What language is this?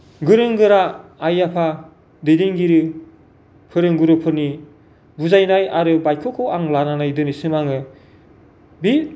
Bodo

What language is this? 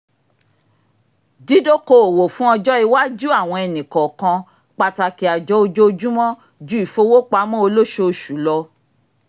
Yoruba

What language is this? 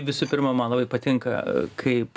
Lithuanian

